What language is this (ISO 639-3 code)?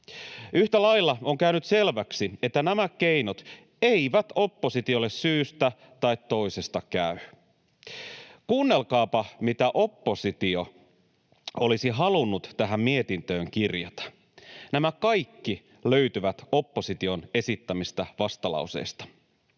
fin